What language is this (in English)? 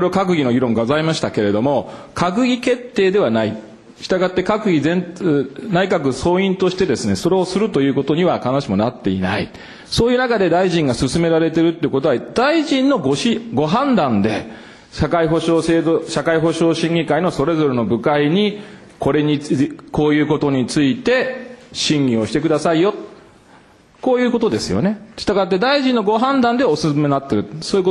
Japanese